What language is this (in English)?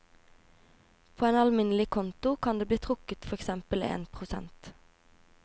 Norwegian